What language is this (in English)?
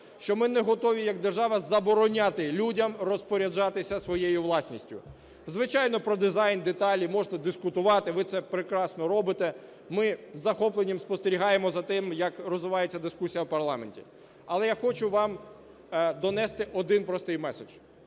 Ukrainian